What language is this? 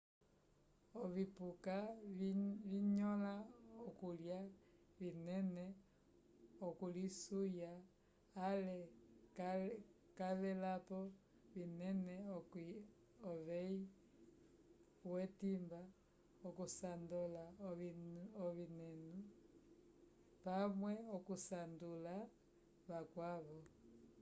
Umbundu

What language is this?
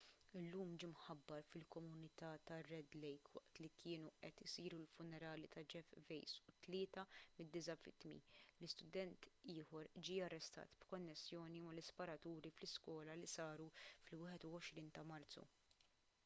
Maltese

